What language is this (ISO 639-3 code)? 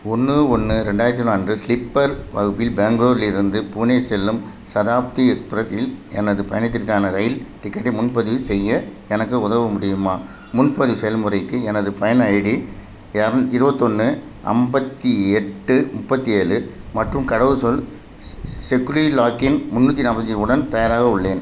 tam